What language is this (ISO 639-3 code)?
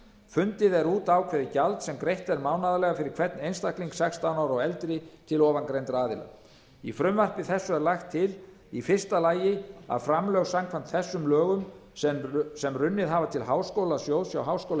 isl